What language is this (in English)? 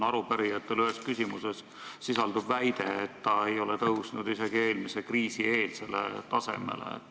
Estonian